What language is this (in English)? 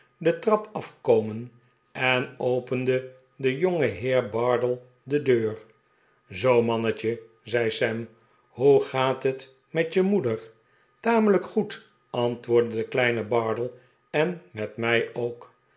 Dutch